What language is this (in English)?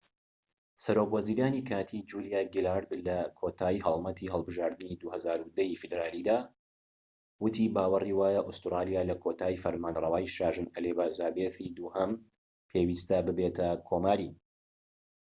Central Kurdish